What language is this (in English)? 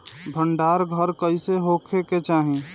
Bhojpuri